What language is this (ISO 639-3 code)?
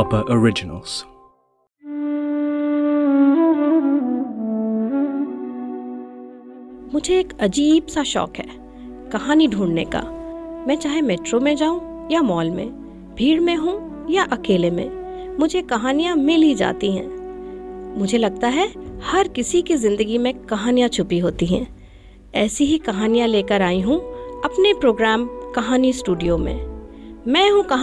hin